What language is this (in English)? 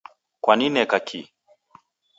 Taita